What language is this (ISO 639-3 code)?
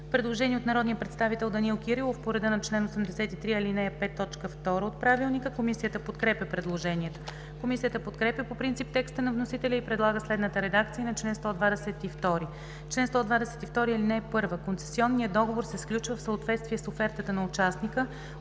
bul